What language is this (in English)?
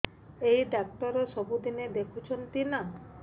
Odia